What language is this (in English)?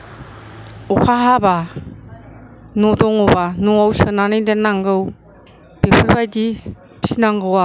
Bodo